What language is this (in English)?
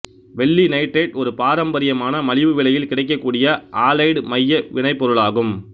Tamil